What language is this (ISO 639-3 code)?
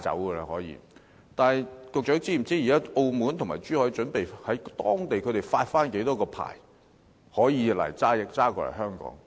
yue